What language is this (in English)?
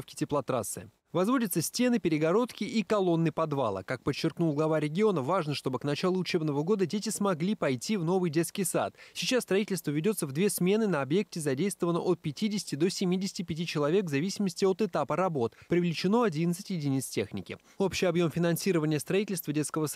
Russian